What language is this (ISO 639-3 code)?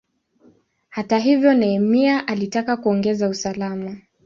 swa